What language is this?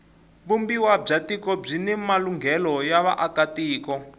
Tsonga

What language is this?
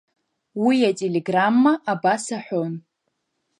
Abkhazian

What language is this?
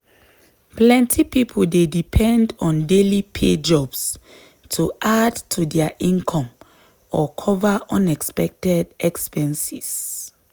Nigerian Pidgin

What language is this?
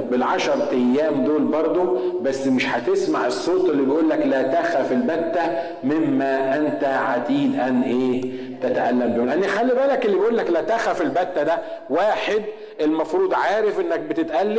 Arabic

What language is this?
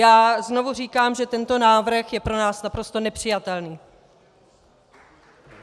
Czech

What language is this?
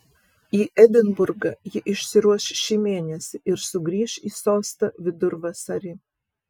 Lithuanian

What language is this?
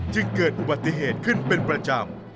Thai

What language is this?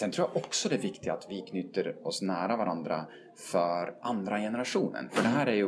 Swedish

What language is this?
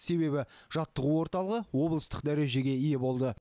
Kazakh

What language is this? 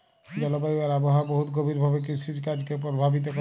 Bangla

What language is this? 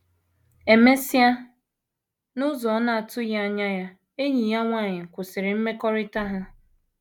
Igbo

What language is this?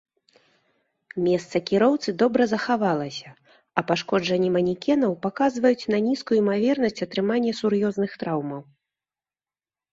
Belarusian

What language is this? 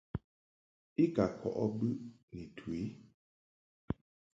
Mungaka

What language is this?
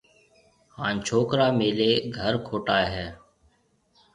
Marwari (Pakistan)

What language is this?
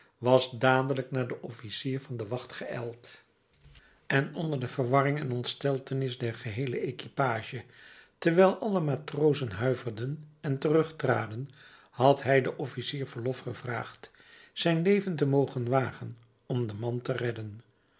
Dutch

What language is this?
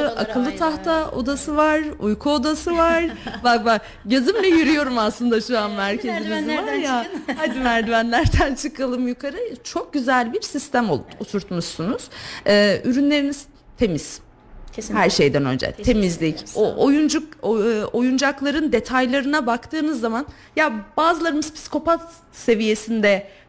Turkish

